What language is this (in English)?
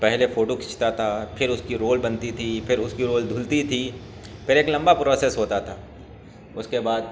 Urdu